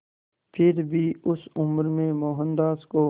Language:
Hindi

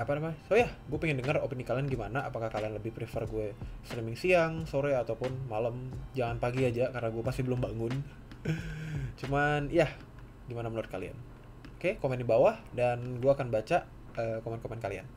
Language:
Indonesian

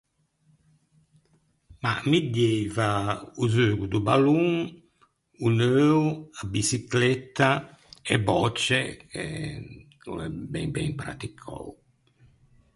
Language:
Ligurian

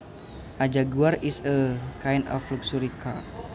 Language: Javanese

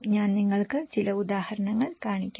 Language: Malayalam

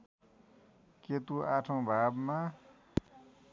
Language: Nepali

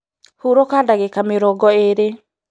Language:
Kikuyu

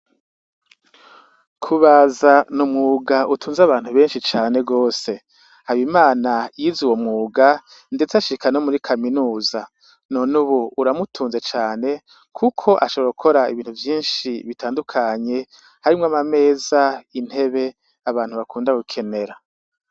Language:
Rundi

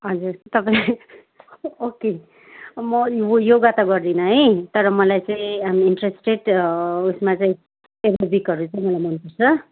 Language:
Nepali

